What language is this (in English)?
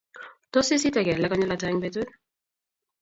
Kalenjin